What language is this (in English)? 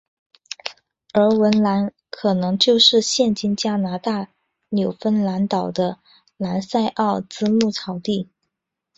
Chinese